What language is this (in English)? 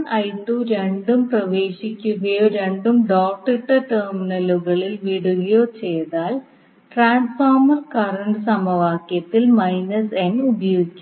Malayalam